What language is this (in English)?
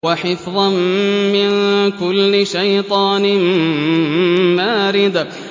Arabic